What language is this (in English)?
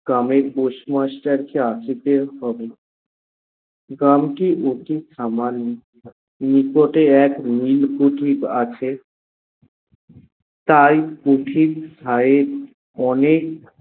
Bangla